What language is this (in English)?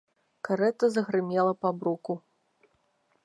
Belarusian